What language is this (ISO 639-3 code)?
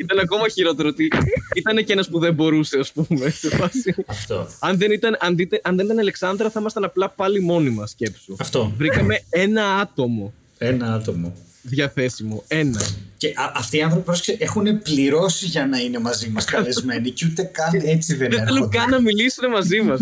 ell